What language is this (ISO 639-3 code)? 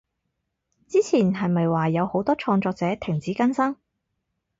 yue